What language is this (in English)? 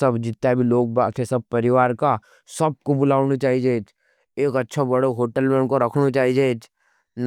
Nimadi